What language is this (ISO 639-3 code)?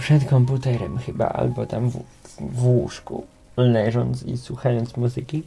pol